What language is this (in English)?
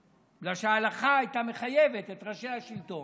Hebrew